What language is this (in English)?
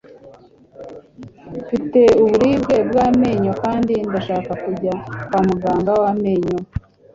Kinyarwanda